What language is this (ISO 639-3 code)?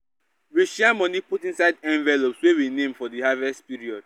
pcm